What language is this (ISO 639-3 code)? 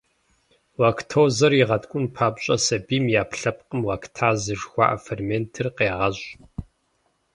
kbd